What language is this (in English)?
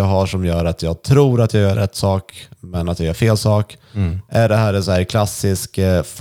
Swedish